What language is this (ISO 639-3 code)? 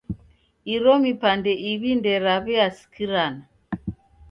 dav